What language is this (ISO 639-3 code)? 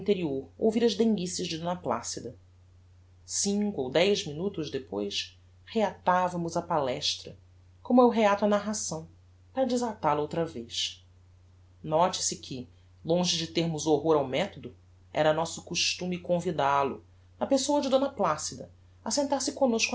por